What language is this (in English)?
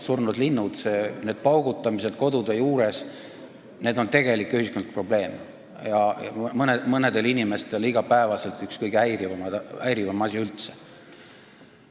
Estonian